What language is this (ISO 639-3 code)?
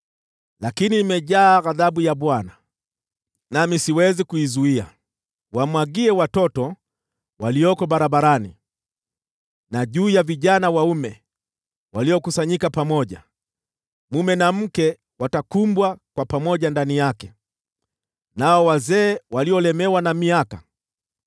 swa